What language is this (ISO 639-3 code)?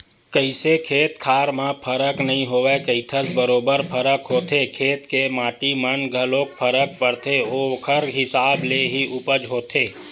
hne